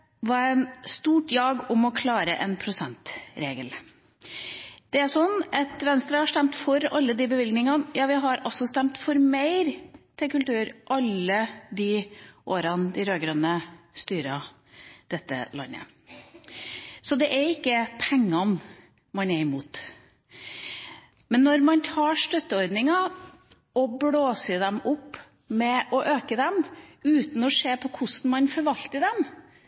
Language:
Norwegian Bokmål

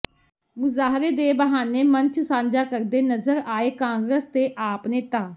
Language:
Punjabi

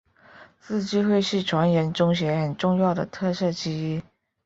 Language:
Chinese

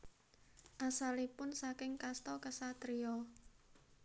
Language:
Javanese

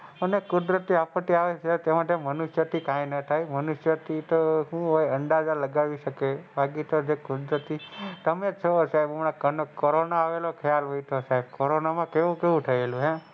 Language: Gujarati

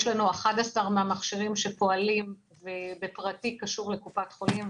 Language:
Hebrew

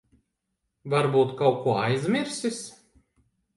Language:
Latvian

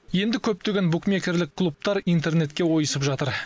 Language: Kazakh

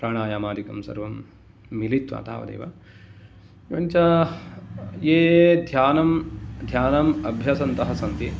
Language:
Sanskrit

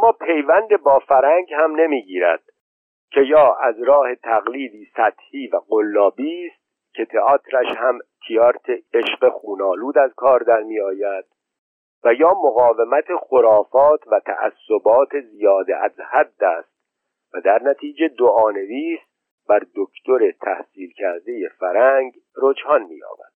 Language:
Persian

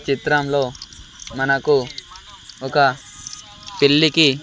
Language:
Telugu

